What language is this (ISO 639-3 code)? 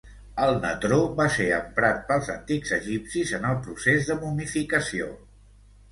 cat